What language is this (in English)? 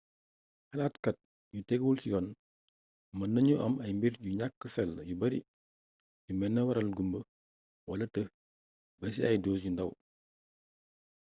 Wolof